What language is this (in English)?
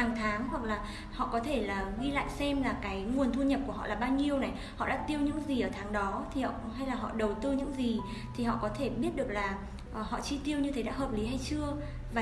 Vietnamese